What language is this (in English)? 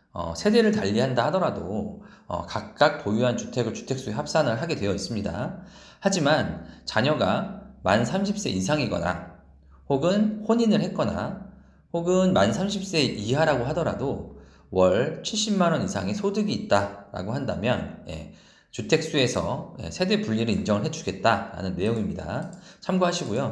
Korean